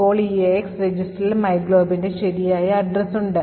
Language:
Malayalam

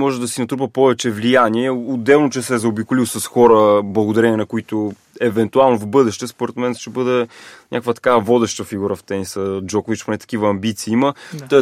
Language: Bulgarian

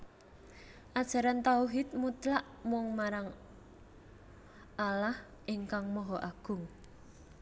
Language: Javanese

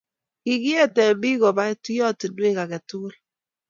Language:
Kalenjin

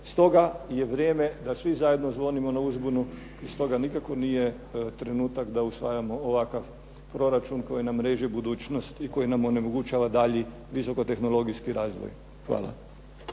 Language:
Croatian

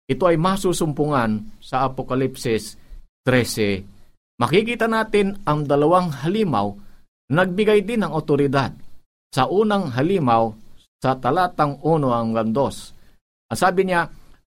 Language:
Filipino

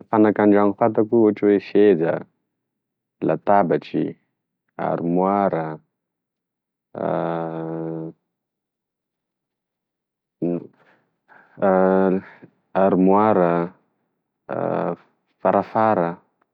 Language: Tesaka Malagasy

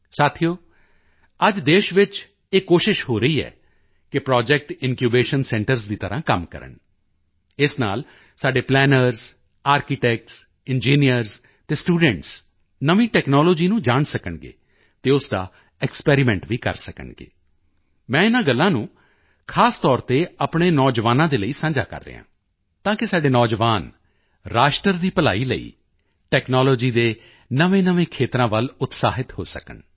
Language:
Punjabi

